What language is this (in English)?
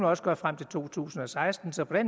Danish